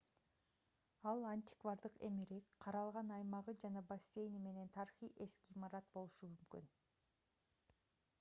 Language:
Kyrgyz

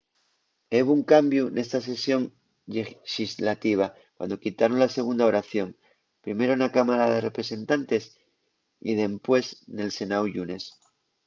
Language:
Asturian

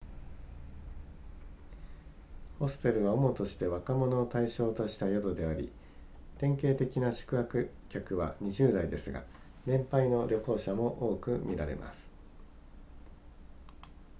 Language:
Japanese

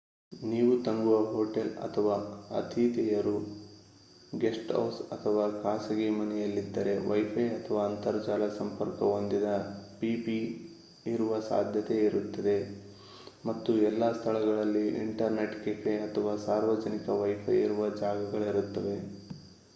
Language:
Kannada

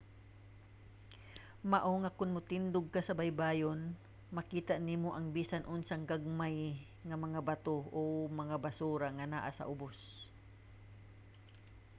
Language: Cebuano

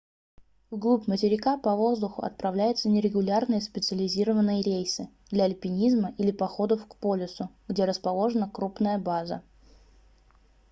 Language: Russian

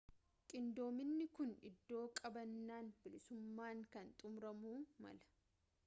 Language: Oromo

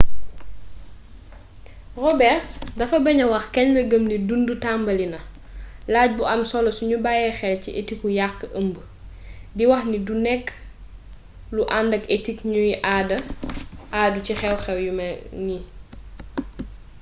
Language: Wolof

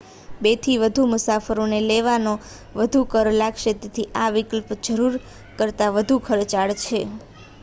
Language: Gujarati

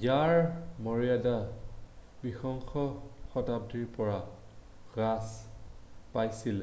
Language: Assamese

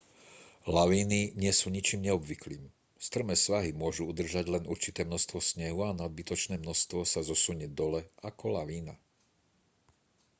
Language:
Slovak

